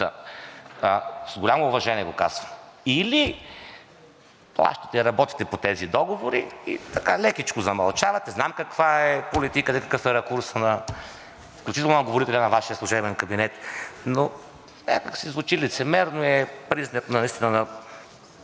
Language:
Bulgarian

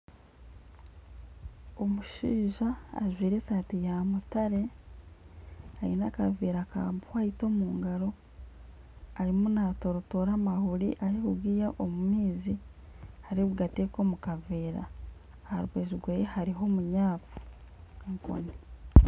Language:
Nyankole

